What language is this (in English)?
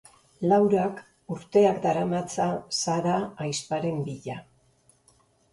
Basque